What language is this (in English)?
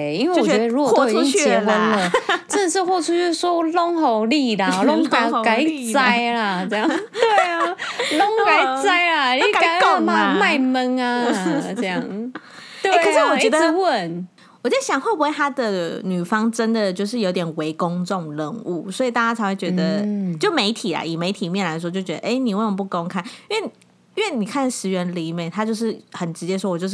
Chinese